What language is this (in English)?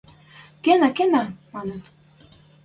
Western Mari